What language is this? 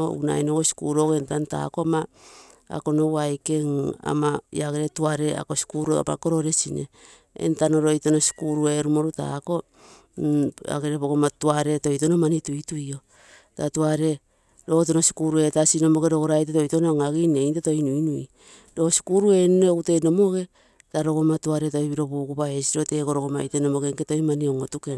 Terei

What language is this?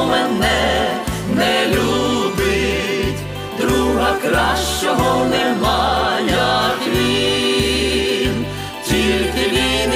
Ukrainian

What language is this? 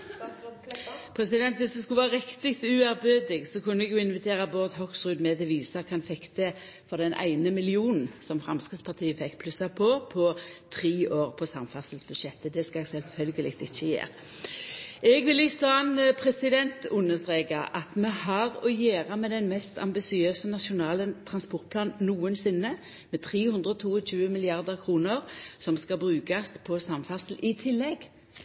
Norwegian Nynorsk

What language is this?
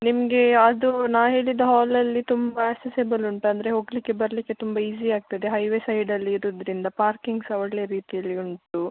Kannada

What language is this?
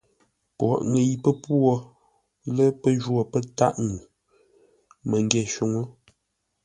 Ngombale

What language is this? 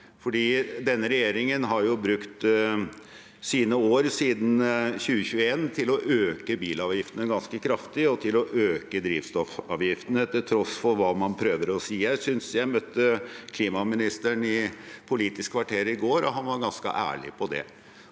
Norwegian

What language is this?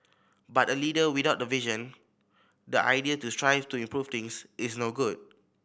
English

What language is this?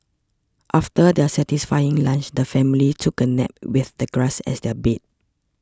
English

